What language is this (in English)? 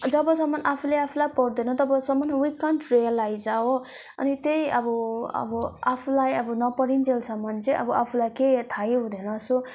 Nepali